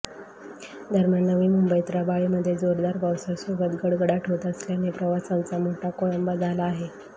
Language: Marathi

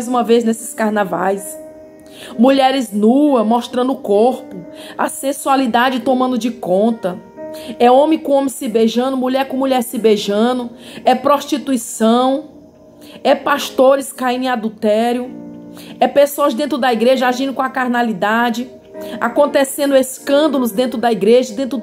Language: Portuguese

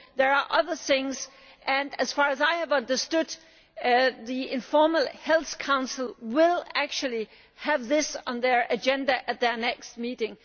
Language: English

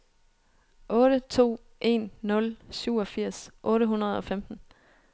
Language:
Danish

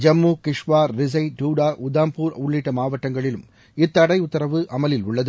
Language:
Tamil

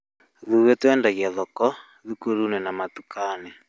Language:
Kikuyu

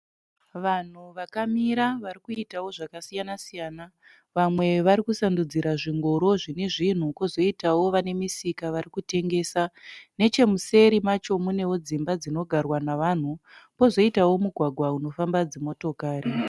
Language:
Shona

